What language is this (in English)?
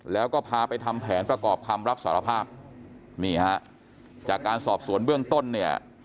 Thai